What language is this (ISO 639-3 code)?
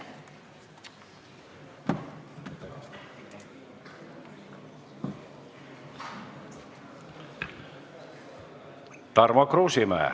est